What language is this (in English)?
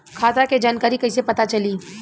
Bhojpuri